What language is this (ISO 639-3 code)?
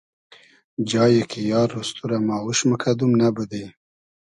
haz